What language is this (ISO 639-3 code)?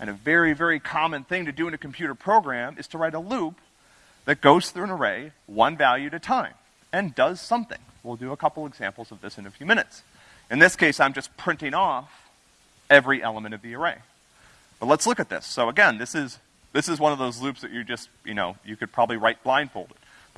eng